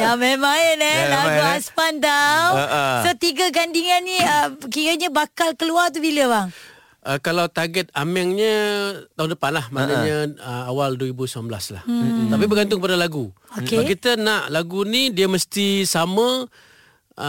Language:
Malay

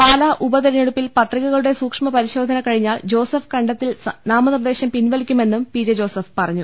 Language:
Malayalam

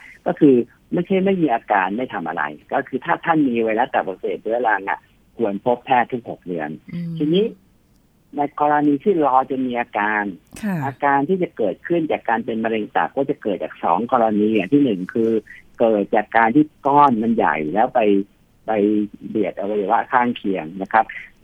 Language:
Thai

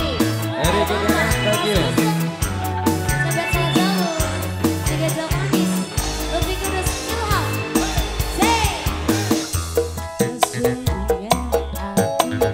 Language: Indonesian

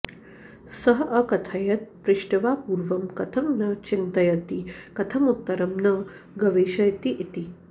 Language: Sanskrit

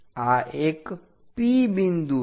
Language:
Gujarati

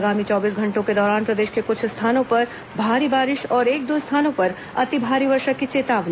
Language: Hindi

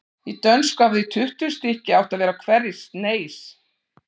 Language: Icelandic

